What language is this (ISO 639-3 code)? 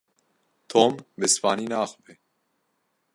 kur